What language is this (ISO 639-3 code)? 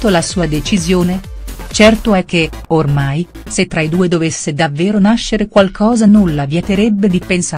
ita